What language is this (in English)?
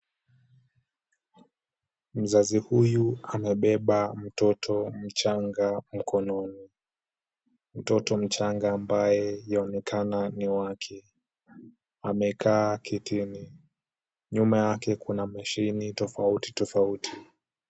Swahili